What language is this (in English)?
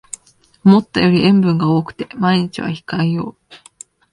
Japanese